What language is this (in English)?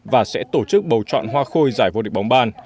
Vietnamese